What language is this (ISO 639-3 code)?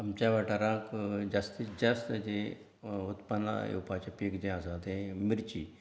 kok